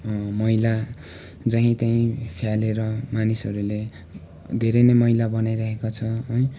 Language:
Nepali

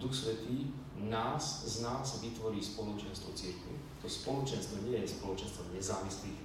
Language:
Slovak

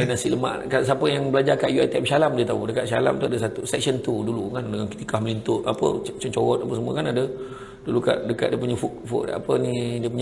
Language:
Malay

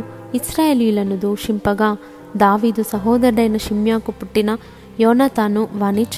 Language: Telugu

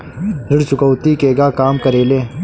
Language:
Bhojpuri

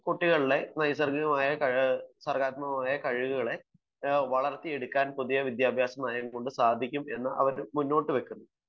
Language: Malayalam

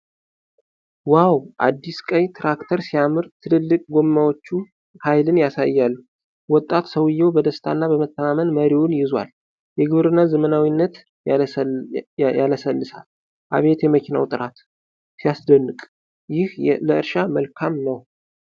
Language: Amharic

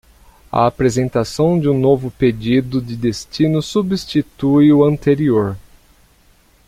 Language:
Portuguese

